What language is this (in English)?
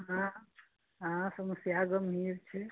Maithili